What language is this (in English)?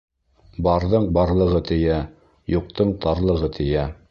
Bashkir